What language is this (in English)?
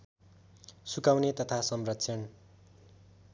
Nepali